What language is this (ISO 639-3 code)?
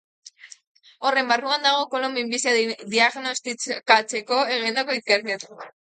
eus